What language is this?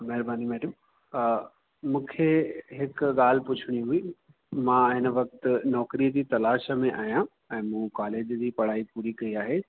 Sindhi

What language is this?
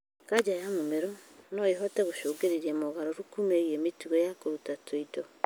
Kikuyu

